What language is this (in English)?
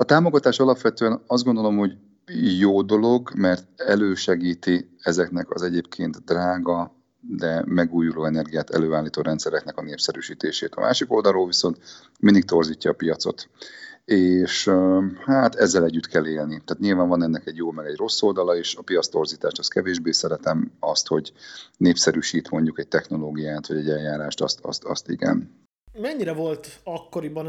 Hungarian